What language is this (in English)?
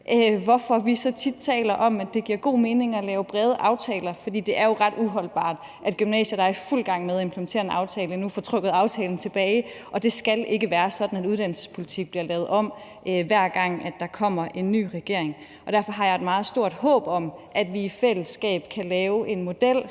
Danish